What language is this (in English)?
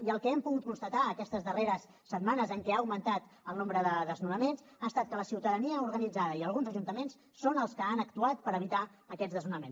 Catalan